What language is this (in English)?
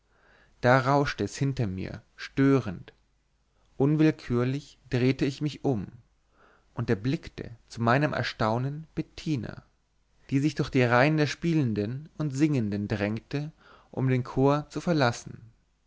German